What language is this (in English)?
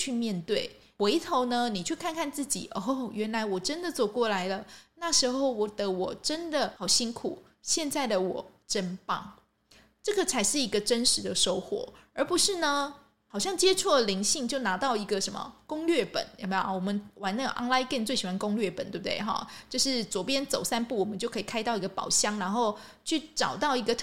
Chinese